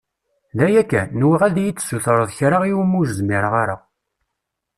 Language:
Kabyle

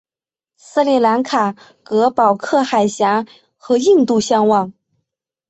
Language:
Chinese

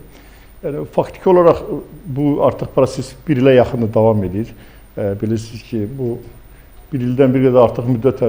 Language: Turkish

